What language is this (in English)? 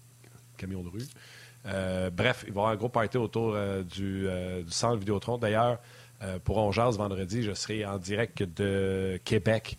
French